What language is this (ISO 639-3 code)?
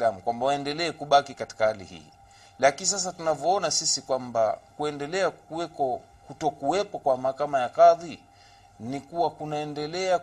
swa